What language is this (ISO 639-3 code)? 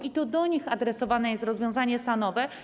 pol